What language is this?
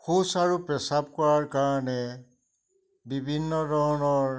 Assamese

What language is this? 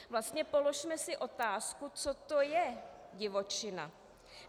Czech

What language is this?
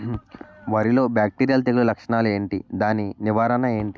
Telugu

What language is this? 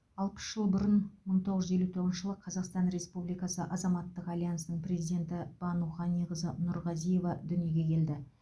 Kazakh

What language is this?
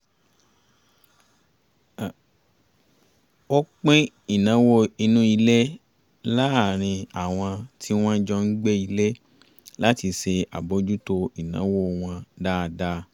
Yoruba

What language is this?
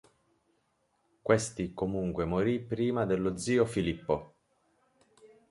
Italian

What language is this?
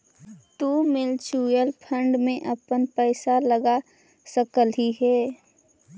Magahi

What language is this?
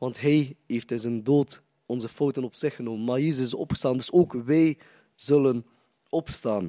Dutch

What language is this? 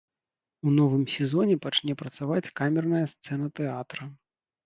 Belarusian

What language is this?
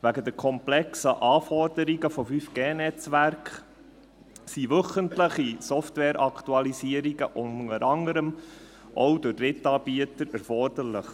Swiss German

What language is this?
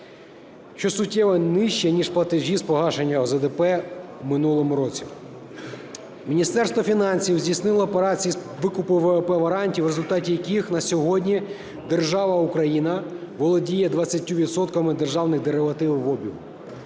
Ukrainian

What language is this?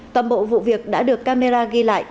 Vietnamese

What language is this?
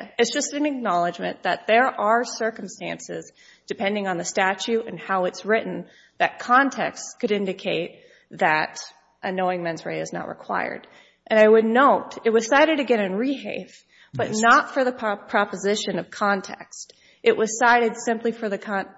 English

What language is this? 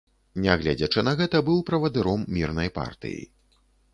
Belarusian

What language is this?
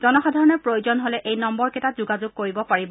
Assamese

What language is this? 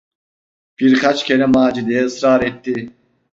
Turkish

